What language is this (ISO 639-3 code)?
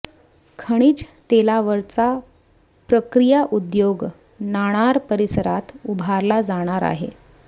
mar